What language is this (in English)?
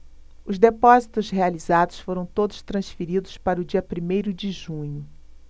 Portuguese